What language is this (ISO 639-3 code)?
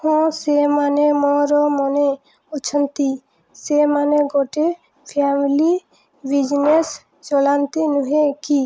ori